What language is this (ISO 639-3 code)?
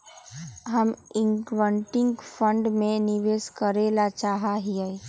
mag